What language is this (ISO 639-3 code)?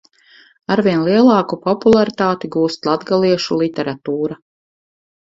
lav